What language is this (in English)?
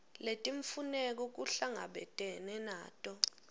Swati